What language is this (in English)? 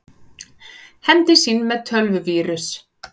Icelandic